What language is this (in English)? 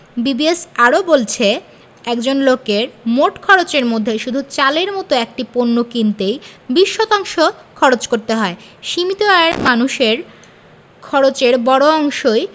Bangla